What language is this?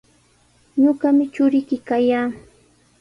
Sihuas Ancash Quechua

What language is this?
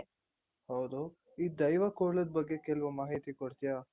Kannada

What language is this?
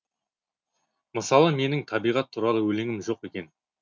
Kazakh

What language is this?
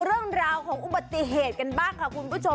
Thai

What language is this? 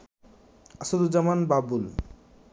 Bangla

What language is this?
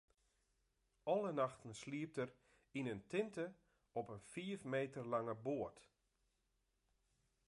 Western Frisian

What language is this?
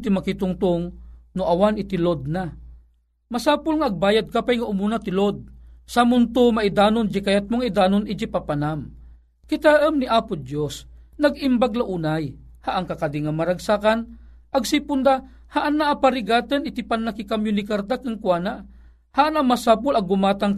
Filipino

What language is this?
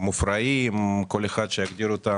Hebrew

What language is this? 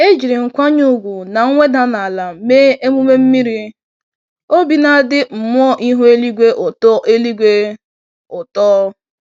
Igbo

